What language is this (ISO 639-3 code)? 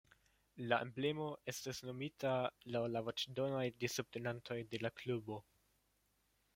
epo